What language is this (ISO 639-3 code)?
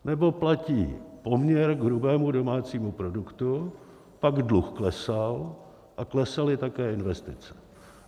ces